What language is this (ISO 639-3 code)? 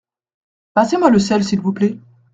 fra